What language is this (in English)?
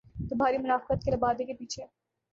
Urdu